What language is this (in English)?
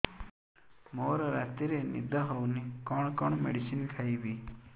Odia